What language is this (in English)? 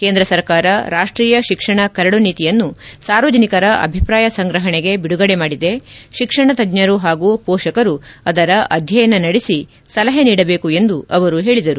Kannada